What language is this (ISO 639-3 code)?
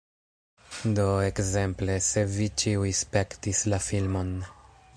epo